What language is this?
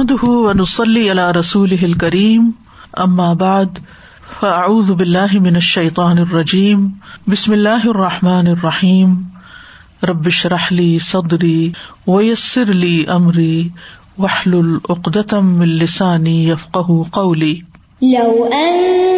Urdu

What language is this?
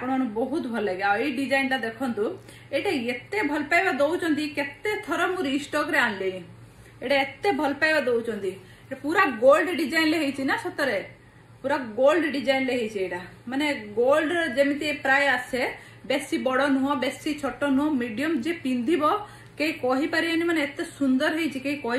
Hindi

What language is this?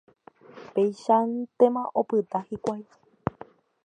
Guarani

